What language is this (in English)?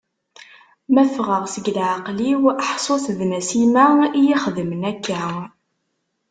Kabyle